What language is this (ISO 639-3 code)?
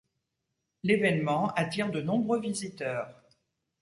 fra